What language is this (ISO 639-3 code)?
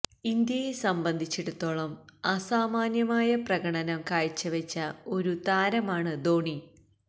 mal